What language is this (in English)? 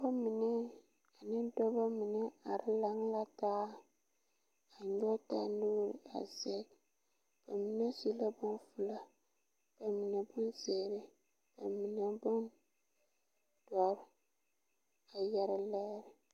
Southern Dagaare